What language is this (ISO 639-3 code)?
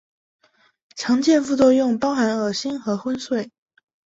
zho